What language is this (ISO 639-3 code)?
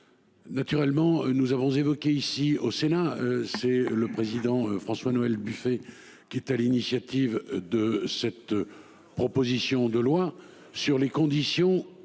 fra